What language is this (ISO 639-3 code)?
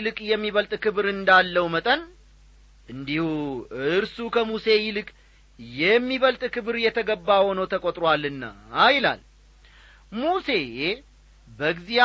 amh